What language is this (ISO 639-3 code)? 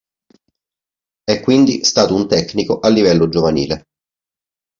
ita